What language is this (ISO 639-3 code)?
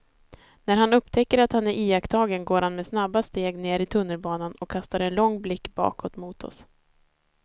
swe